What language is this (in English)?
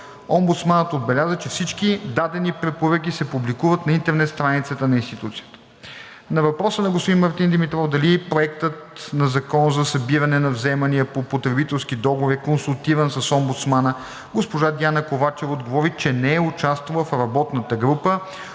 Bulgarian